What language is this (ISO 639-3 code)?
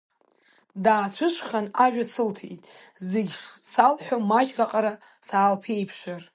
abk